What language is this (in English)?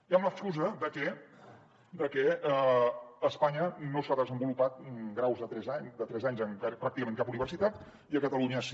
Catalan